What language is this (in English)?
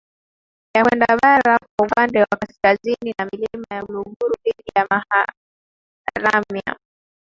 Swahili